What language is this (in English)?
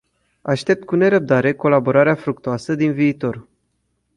Romanian